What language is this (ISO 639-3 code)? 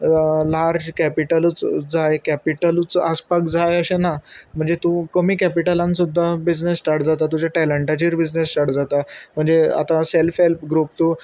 kok